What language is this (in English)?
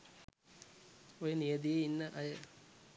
Sinhala